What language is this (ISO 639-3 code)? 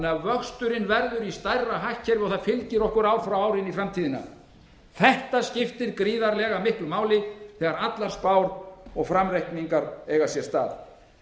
isl